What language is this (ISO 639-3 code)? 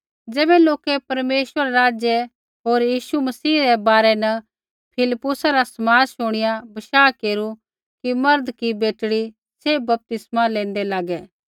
kfx